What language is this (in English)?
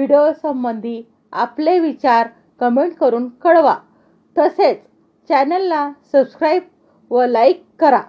Marathi